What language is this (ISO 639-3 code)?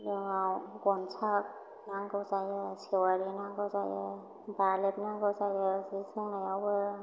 brx